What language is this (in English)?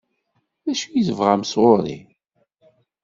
Kabyle